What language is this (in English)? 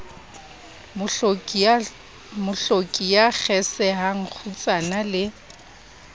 Southern Sotho